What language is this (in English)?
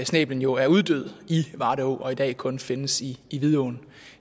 Danish